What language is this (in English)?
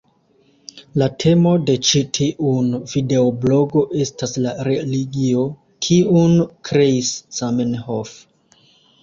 Esperanto